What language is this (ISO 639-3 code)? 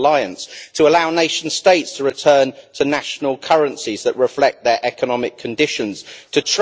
eng